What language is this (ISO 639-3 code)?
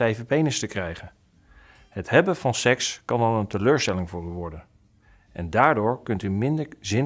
nld